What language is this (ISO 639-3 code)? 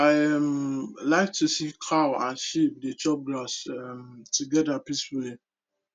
pcm